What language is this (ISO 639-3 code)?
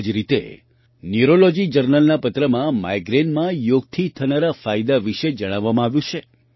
guj